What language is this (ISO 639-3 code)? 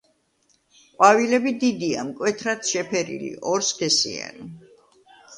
kat